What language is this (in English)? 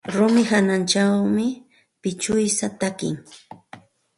Santa Ana de Tusi Pasco Quechua